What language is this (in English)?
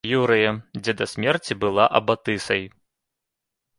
Belarusian